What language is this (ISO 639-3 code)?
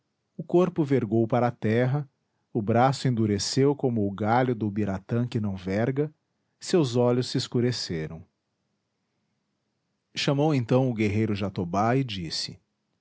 por